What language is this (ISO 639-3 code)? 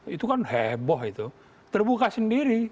ind